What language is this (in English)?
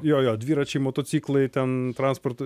Lithuanian